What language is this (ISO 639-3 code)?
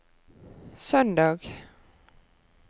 nor